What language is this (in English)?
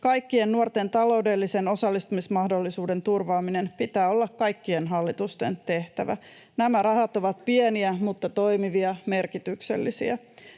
Finnish